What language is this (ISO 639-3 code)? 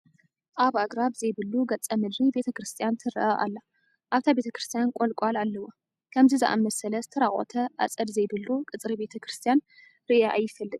tir